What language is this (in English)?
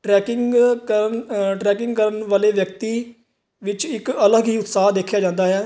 Punjabi